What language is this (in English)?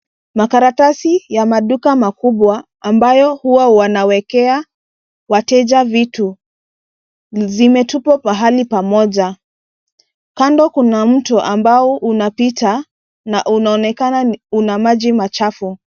Swahili